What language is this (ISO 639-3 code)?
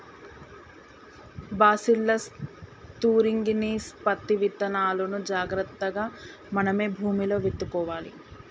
tel